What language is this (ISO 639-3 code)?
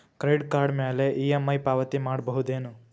kan